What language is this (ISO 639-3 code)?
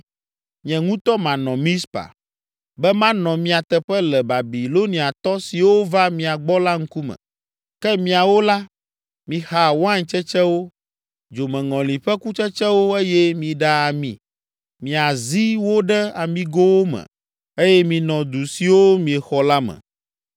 ewe